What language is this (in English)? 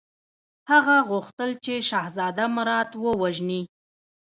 Pashto